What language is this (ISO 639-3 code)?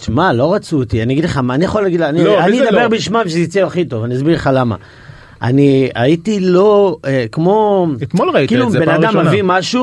heb